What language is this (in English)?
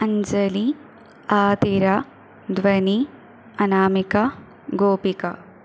Malayalam